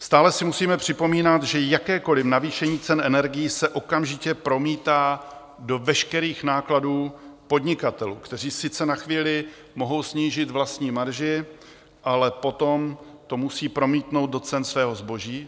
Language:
Czech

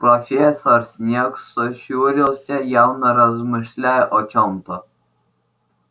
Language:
Russian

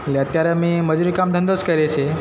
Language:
Gujarati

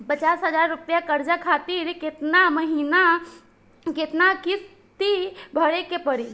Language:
Bhojpuri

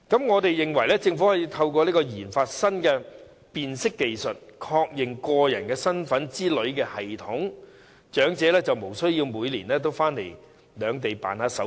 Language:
Cantonese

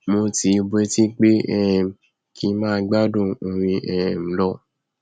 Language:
Yoruba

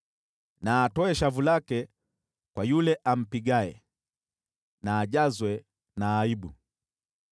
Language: Swahili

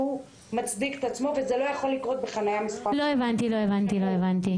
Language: Hebrew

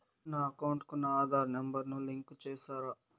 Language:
Telugu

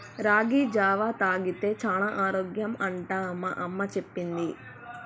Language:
Telugu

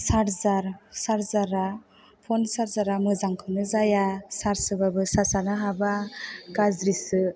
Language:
Bodo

